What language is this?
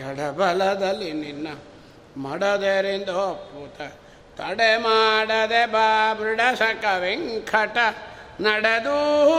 Kannada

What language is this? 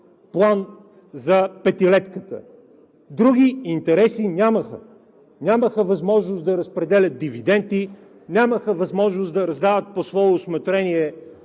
Bulgarian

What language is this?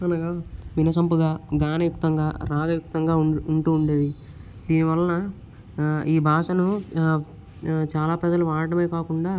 Telugu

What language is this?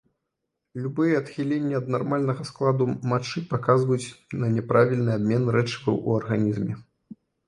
Belarusian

